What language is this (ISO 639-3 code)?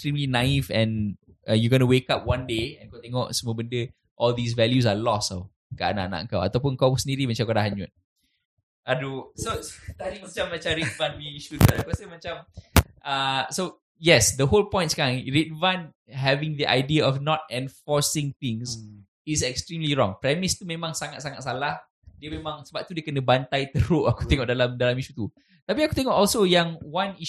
msa